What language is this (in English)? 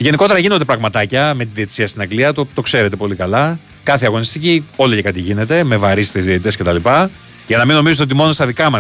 Greek